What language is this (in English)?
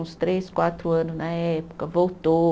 Portuguese